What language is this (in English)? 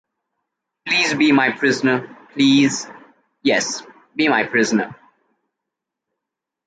English